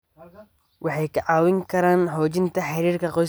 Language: Somali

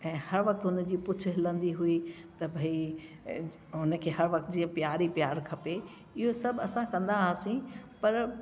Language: Sindhi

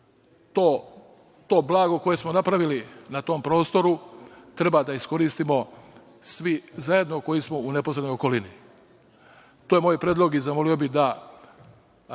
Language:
Serbian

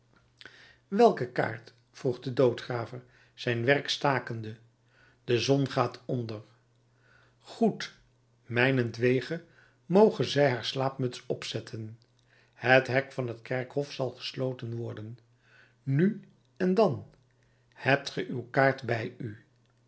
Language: Dutch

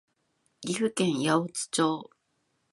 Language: Japanese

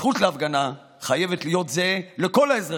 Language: Hebrew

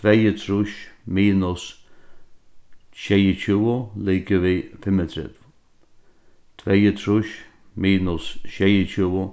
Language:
Faroese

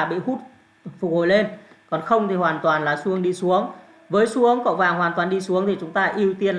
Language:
Vietnamese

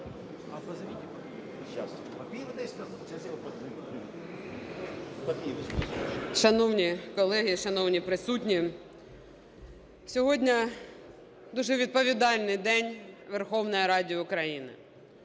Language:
Ukrainian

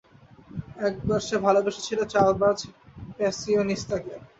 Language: Bangla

